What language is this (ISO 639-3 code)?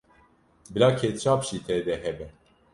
kur